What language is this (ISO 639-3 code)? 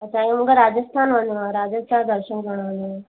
snd